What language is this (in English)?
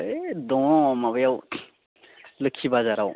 Bodo